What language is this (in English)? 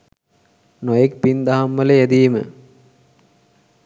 Sinhala